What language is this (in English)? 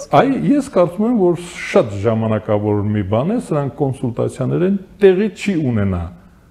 Turkish